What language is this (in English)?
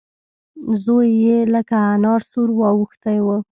Pashto